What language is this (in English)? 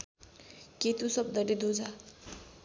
Nepali